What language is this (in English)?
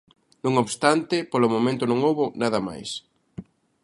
Galician